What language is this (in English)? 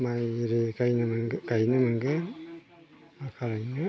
Bodo